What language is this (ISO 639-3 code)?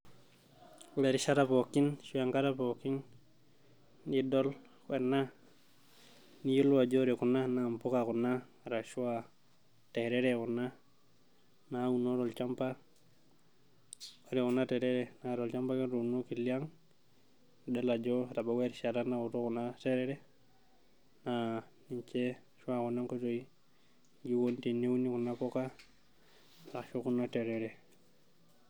mas